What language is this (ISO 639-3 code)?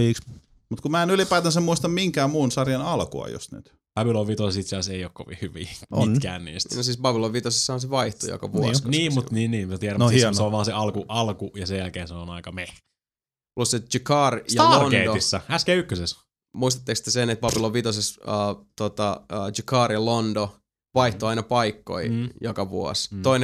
fin